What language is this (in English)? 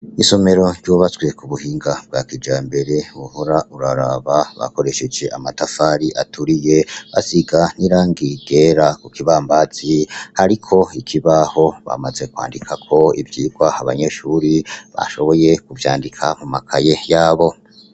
Rundi